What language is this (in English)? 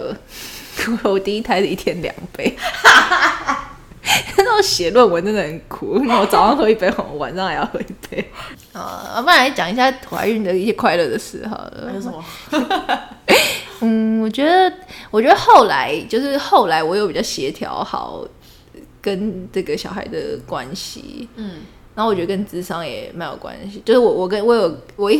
Chinese